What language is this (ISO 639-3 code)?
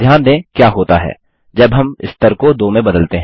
hin